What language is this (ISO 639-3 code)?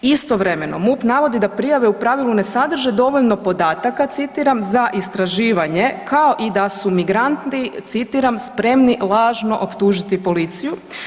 hrv